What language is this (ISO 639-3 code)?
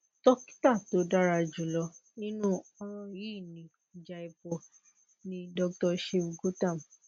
yor